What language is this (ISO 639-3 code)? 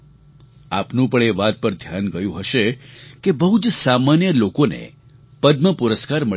guj